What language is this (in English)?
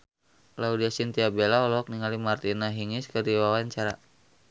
Sundanese